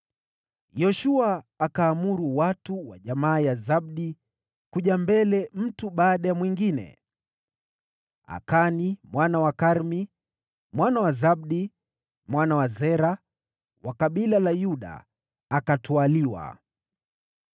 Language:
Swahili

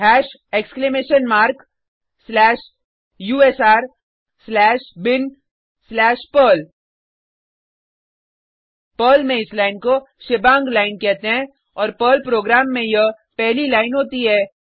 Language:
Hindi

